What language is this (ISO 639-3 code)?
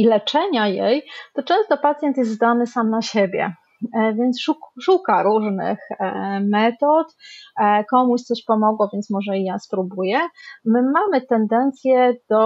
pol